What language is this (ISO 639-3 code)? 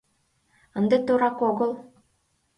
chm